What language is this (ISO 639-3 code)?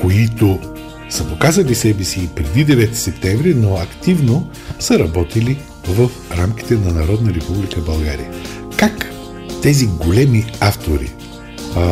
bul